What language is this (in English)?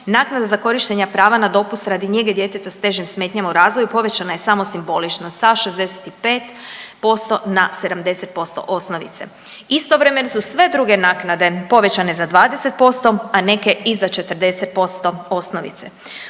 Croatian